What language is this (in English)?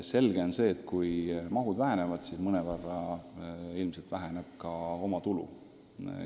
Estonian